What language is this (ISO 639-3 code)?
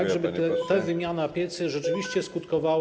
pol